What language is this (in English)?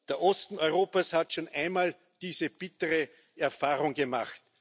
German